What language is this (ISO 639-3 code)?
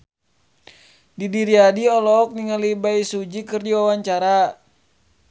sun